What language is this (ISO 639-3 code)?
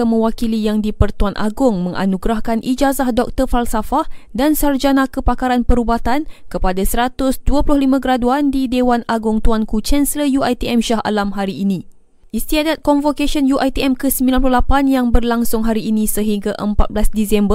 msa